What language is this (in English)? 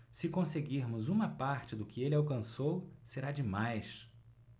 Portuguese